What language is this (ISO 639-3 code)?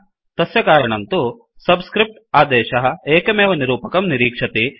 san